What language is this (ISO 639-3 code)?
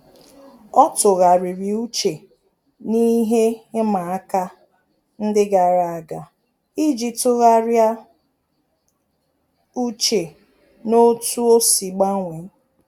ibo